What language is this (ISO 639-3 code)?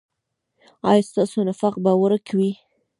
pus